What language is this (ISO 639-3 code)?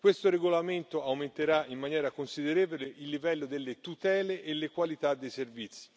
ita